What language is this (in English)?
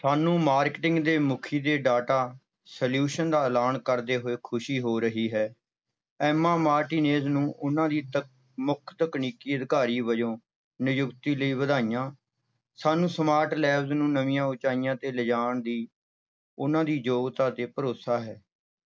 Punjabi